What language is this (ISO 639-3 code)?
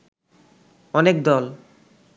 ben